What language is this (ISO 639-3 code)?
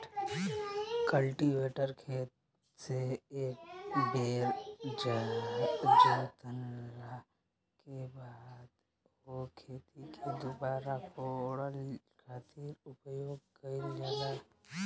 bho